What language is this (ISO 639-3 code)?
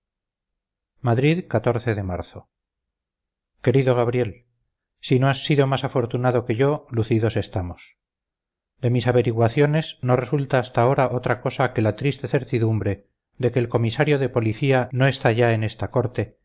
spa